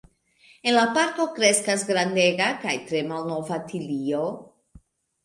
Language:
Esperanto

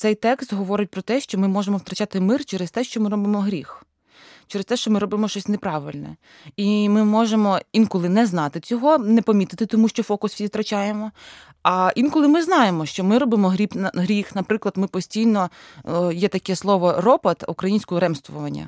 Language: Ukrainian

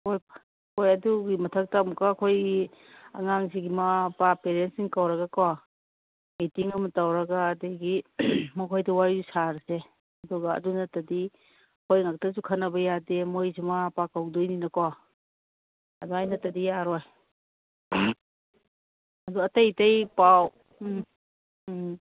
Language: Manipuri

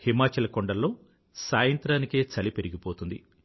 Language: Telugu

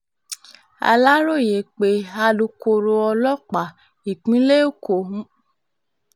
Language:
Yoruba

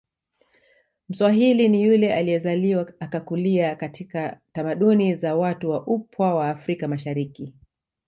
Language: Swahili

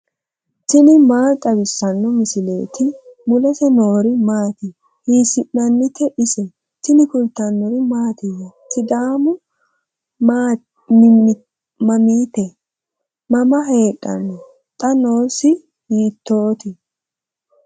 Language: Sidamo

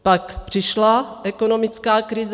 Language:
Czech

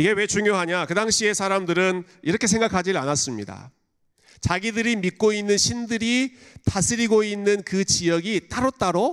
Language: Korean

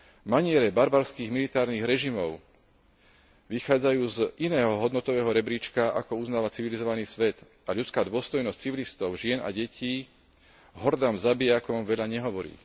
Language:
Slovak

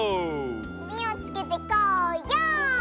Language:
Japanese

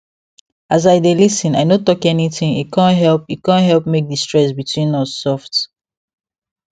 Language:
Nigerian Pidgin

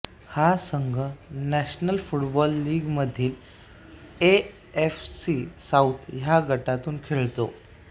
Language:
Marathi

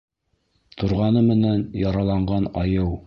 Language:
Bashkir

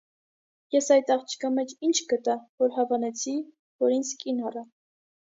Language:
Armenian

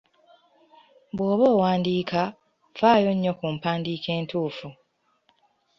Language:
Ganda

